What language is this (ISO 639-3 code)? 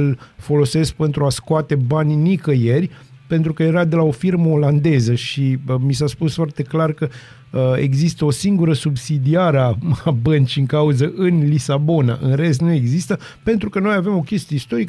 ron